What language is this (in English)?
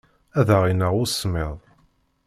Kabyle